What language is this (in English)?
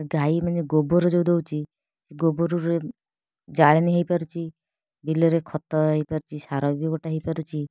Odia